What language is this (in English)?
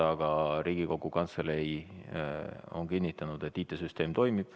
Estonian